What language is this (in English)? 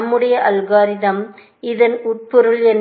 Tamil